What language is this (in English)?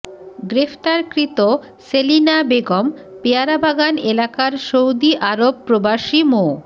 Bangla